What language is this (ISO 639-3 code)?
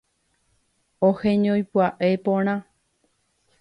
grn